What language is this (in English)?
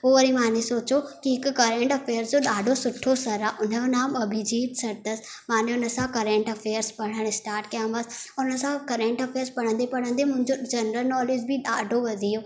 Sindhi